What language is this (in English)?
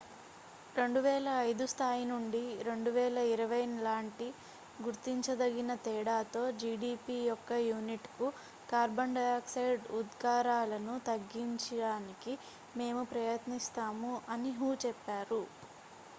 Telugu